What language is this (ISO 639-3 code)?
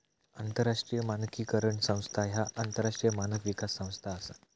mar